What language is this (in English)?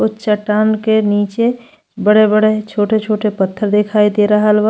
Bhojpuri